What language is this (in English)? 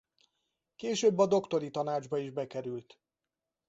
Hungarian